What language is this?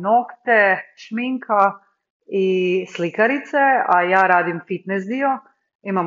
Croatian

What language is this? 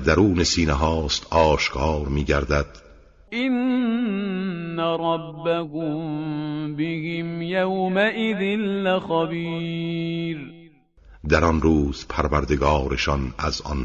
Persian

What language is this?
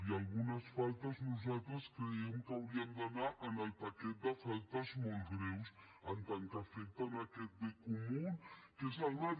Catalan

